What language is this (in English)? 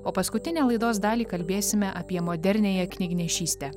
Lithuanian